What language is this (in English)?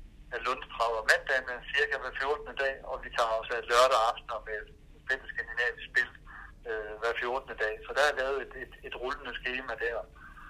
Danish